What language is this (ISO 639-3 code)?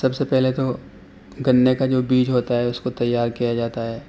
urd